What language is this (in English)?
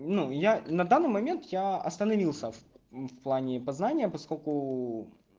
Russian